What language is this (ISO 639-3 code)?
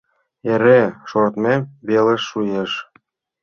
chm